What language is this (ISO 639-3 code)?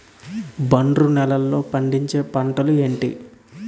tel